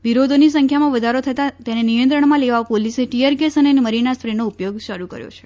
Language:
Gujarati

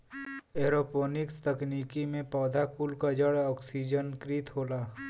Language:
Bhojpuri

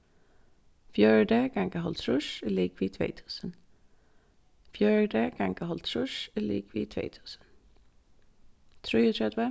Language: Faroese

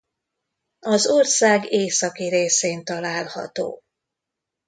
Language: Hungarian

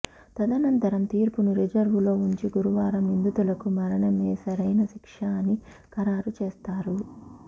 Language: Telugu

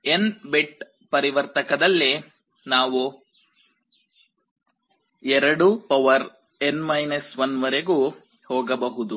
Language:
Kannada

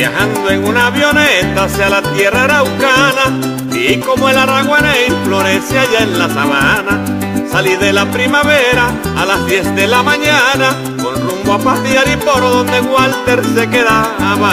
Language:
Spanish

